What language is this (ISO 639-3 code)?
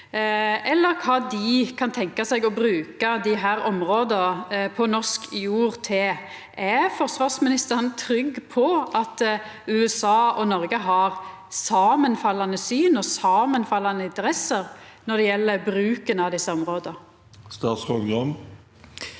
nor